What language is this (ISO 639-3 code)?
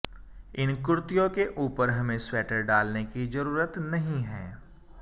hin